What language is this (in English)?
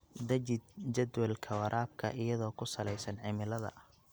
Somali